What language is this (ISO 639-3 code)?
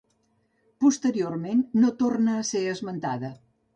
cat